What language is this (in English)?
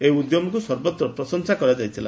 Odia